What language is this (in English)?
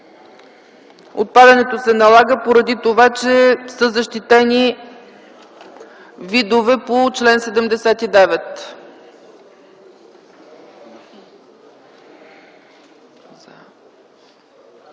Bulgarian